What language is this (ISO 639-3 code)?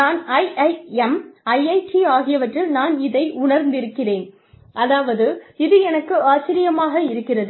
tam